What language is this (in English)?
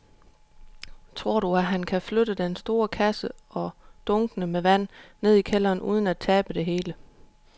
Danish